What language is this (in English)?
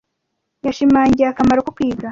Kinyarwanda